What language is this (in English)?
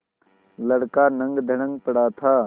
Hindi